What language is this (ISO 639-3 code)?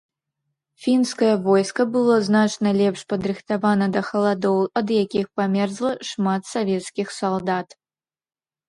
bel